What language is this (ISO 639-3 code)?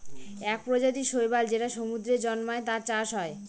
ben